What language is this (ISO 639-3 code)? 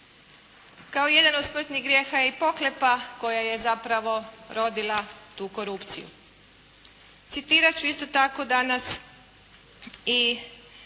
hrv